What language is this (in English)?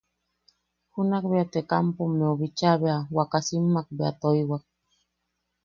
Yaqui